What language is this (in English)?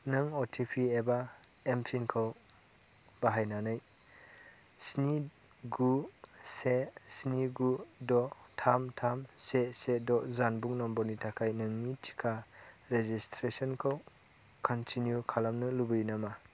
Bodo